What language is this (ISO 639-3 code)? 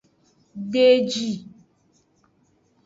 ajg